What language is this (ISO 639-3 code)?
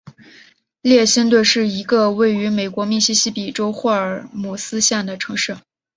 zho